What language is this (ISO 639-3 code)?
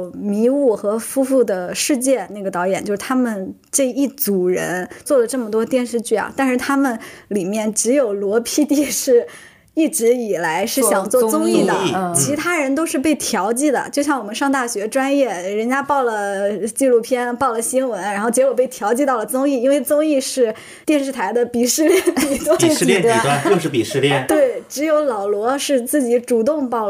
zho